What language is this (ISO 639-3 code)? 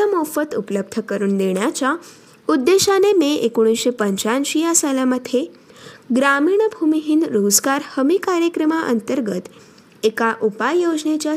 mar